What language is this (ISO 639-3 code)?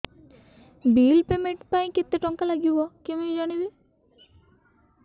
ori